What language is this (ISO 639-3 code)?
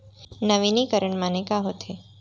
hne